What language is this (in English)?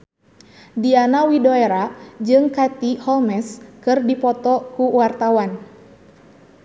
Sundanese